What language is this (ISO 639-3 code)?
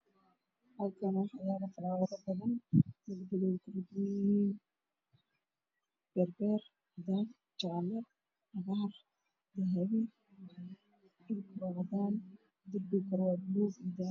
som